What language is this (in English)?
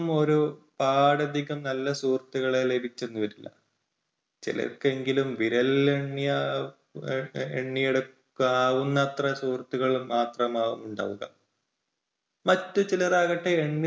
Malayalam